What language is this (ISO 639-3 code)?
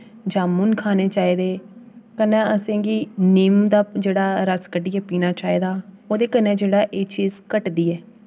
doi